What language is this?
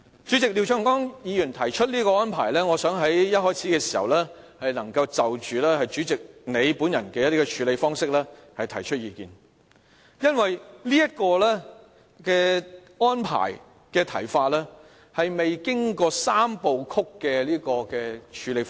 Cantonese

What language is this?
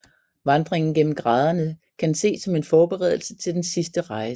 Danish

